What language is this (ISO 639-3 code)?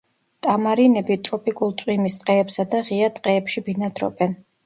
kat